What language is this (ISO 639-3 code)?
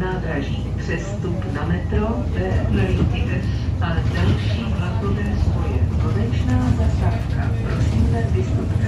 ces